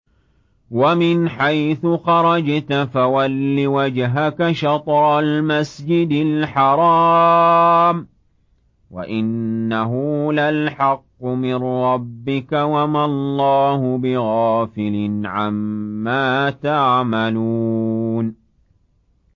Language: Arabic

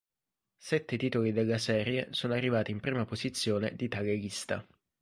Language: Italian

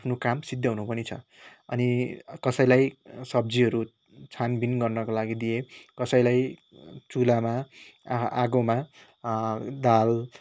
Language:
Nepali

